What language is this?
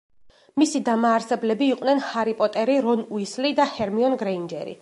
Georgian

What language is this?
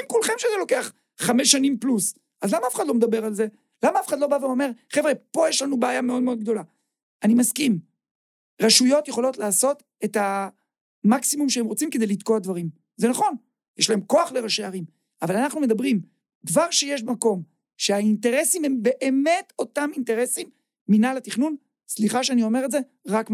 Hebrew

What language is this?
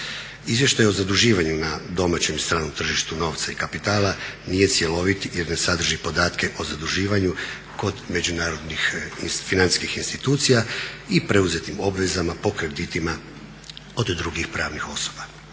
Croatian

